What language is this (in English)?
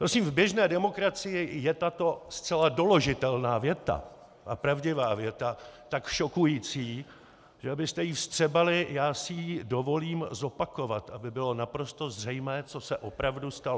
Czech